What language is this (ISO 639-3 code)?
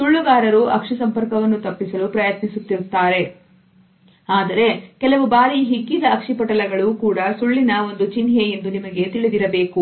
kan